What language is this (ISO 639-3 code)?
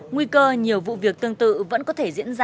vie